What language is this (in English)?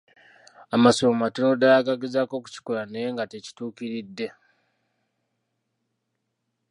Ganda